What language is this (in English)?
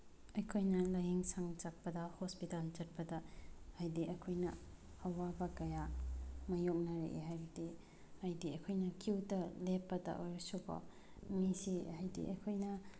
Manipuri